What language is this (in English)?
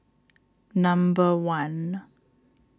English